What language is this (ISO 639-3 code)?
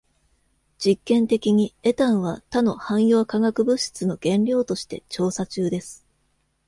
jpn